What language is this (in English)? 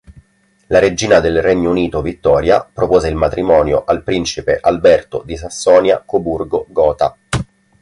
Italian